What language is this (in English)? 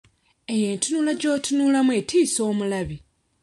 Ganda